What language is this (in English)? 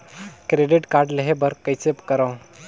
Chhattisgarhi